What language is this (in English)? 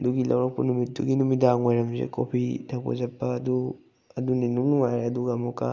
Manipuri